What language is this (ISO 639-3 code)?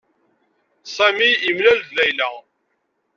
kab